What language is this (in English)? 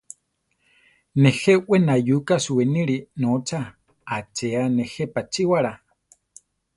Central Tarahumara